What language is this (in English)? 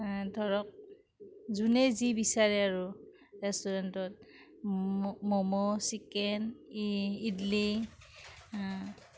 Assamese